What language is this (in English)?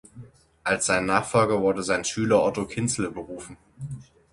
German